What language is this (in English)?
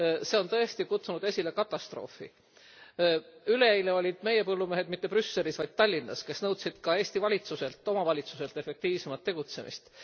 Estonian